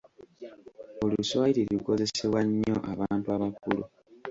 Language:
Ganda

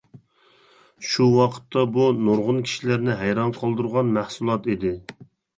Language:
Uyghur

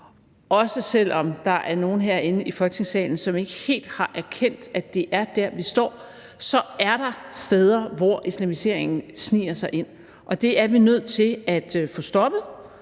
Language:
Danish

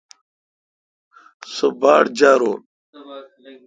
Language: Kalkoti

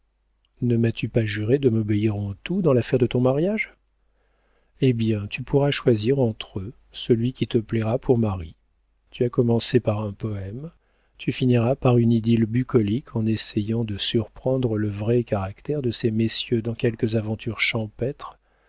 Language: French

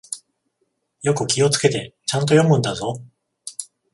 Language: Japanese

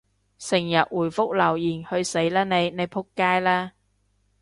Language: Cantonese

